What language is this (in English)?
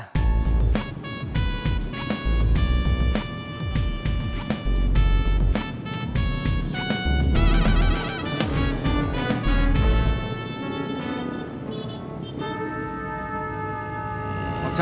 Indonesian